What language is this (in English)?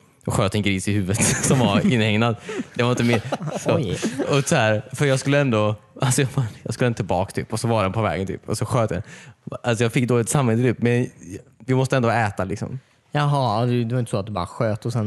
Swedish